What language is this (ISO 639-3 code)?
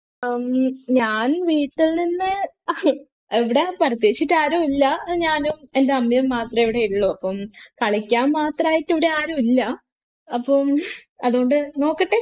mal